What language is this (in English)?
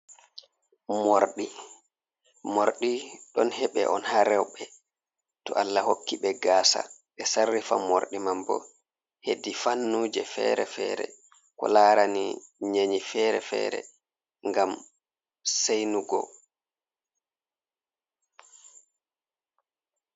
Fula